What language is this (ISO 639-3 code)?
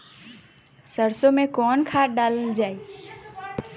bho